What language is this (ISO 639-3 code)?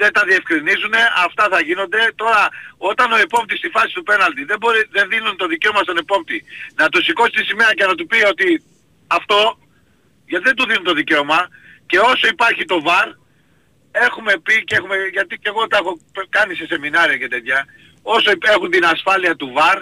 ell